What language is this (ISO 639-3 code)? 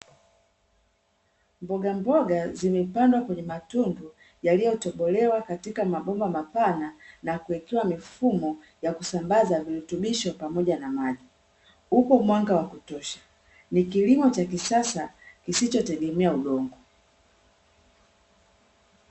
swa